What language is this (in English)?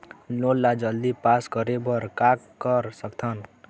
Chhattisgarhi